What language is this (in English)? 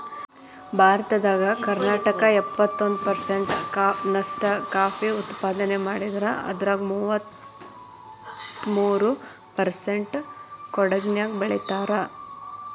Kannada